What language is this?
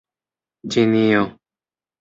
Esperanto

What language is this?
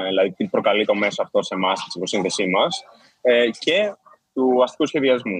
Greek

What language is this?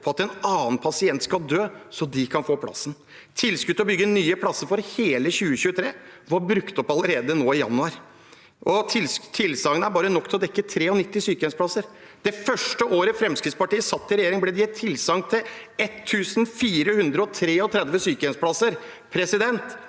Norwegian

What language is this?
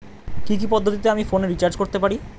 Bangla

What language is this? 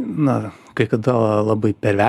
Lithuanian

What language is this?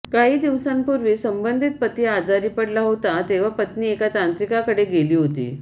Marathi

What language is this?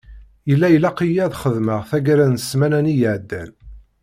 Kabyle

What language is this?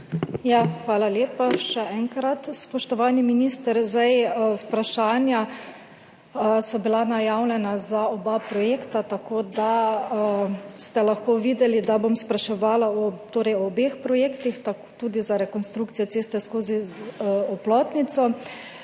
Slovenian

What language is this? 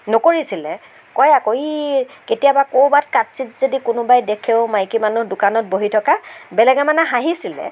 Assamese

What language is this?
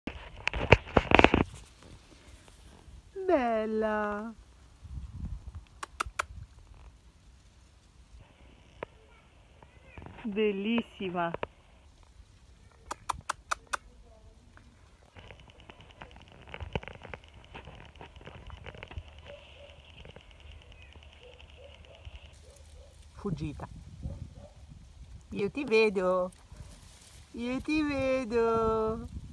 Italian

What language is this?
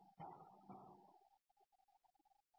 Bangla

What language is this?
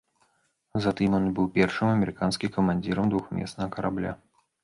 Belarusian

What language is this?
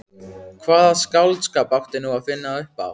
Icelandic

